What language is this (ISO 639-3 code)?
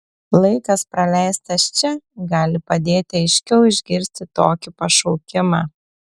lit